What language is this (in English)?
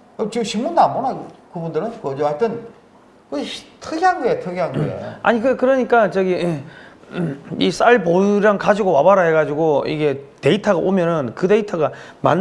Korean